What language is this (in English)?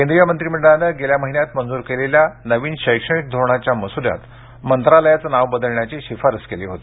Marathi